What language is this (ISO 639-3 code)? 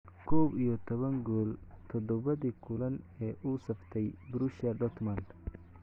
som